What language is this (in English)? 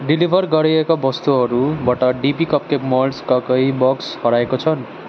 Nepali